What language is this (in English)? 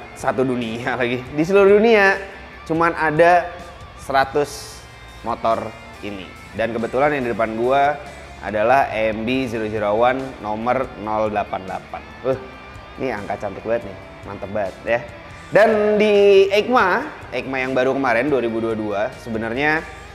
Indonesian